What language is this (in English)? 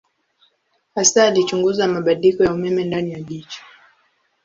Swahili